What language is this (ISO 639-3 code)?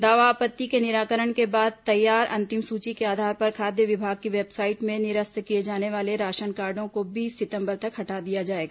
hin